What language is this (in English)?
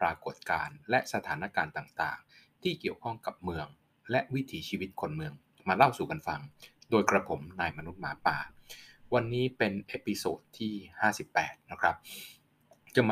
Thai